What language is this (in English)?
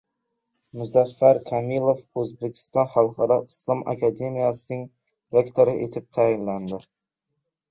Uzbek